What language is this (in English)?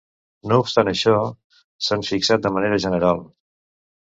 Catalan